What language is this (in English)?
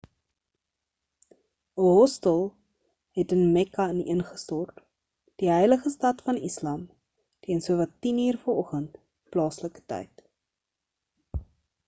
Afrikaans